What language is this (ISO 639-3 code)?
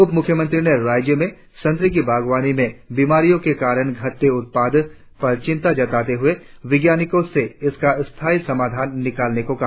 hin